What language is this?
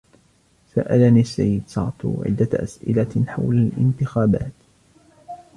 Arabic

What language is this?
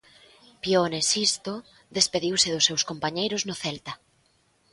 Galician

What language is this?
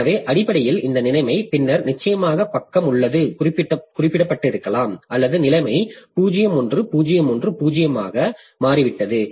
Tamil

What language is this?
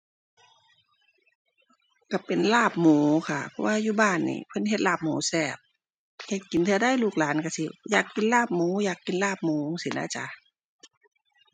Thai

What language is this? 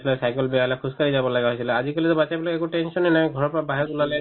Assamese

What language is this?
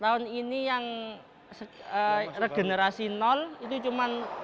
Indonesian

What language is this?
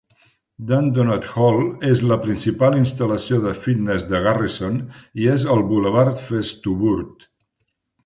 Catalan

